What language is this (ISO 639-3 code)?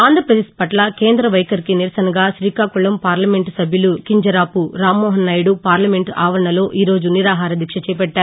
tel